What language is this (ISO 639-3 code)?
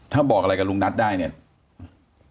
tha